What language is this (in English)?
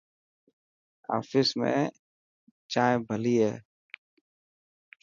Dhatki